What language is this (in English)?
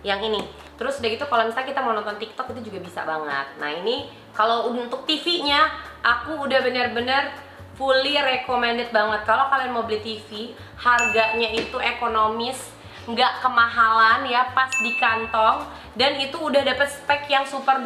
Indonesian